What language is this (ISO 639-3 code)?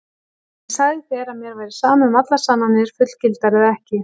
isl